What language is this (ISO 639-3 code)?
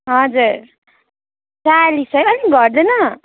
nep